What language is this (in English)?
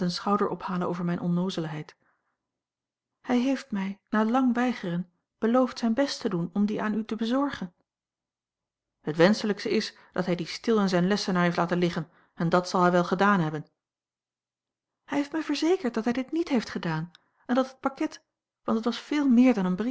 Dutch